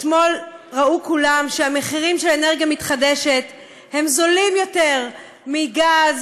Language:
Hebrew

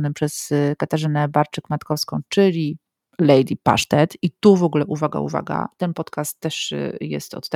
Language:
Polish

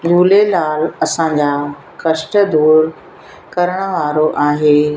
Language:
Sindhi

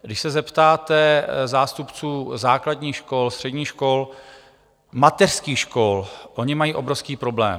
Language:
Czech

